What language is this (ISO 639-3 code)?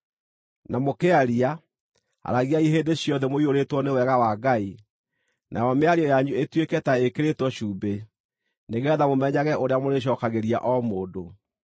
kik